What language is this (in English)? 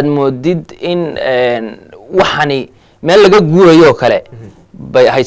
Arabic